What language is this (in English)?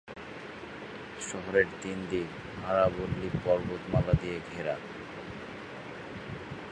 Bangla